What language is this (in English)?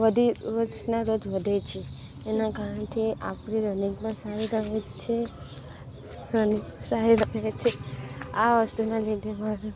Gujarati